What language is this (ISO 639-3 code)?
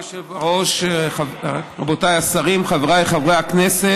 heb